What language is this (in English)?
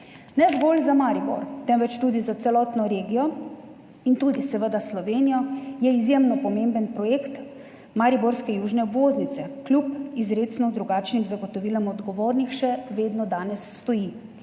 Slovenian